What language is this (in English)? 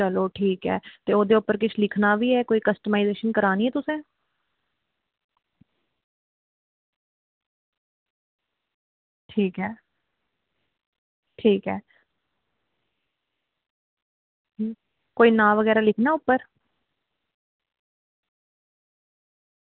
Dogri